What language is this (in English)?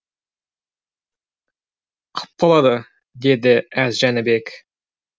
Kazakh